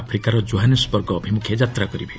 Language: Odia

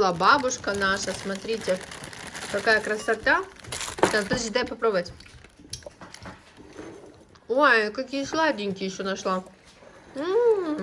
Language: Russian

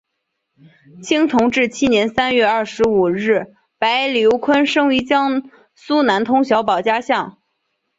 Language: Chinese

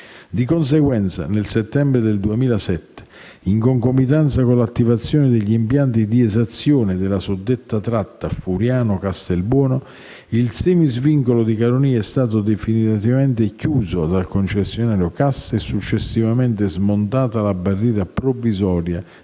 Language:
Italian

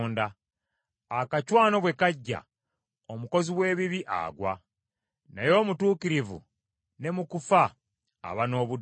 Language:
Ganda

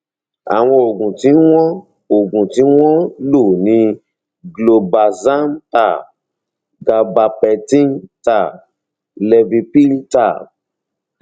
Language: Yoruba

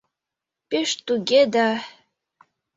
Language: Mari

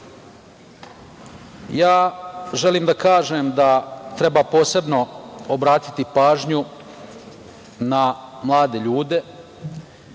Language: Serbian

